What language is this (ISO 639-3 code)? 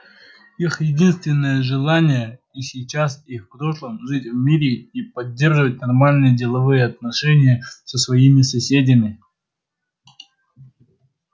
rus